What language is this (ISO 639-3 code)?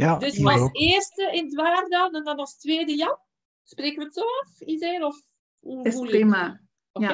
nld